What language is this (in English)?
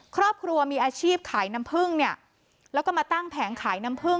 Thai